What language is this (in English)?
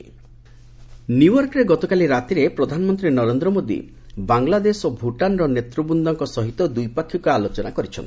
Odia